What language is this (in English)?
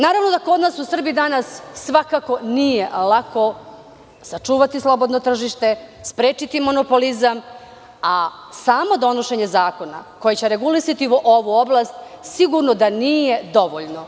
Serbian